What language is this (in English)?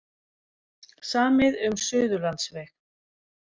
Icelandic